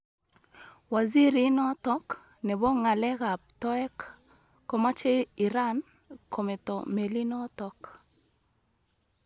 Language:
Kalenjin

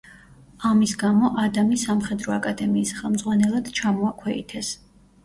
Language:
Georgian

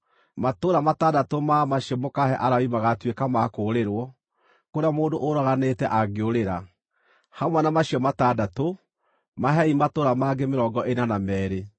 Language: Kikuyu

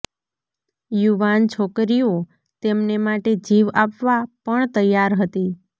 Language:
Gujarati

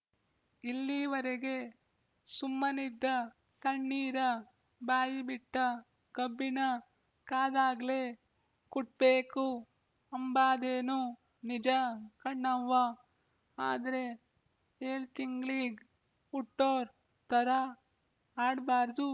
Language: Kannada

